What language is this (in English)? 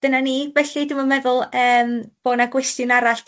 Welsh